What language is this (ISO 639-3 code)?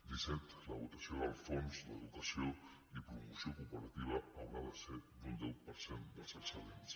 cat